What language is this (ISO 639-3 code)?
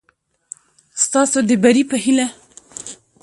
pus